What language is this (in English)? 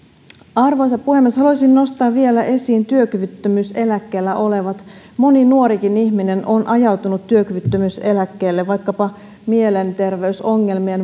Finnish